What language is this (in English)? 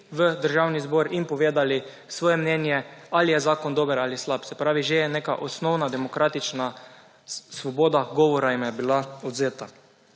Slovenian